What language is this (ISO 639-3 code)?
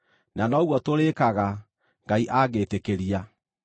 kik